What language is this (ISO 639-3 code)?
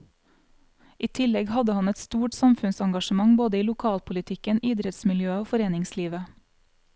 nor